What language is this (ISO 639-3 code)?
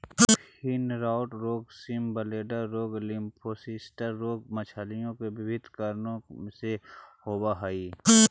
mag